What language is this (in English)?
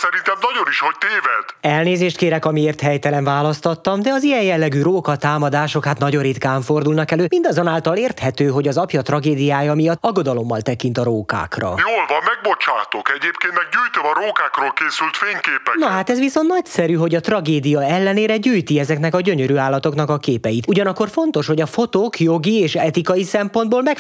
Hungarian